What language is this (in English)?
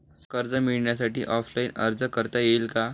Marathi